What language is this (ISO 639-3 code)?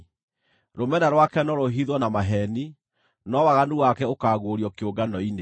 kik